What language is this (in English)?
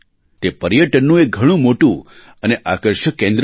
Gujarati